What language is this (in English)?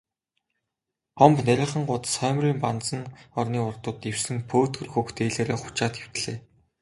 Mongolian